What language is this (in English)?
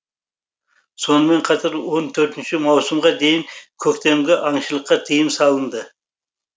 Kazakh